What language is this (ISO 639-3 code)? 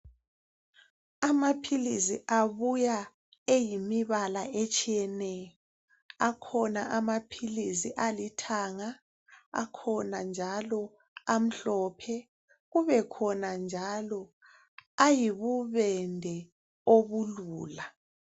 nde